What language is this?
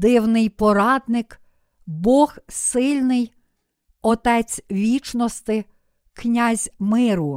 Ukrainian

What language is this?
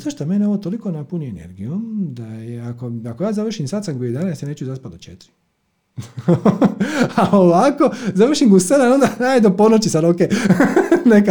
Croatian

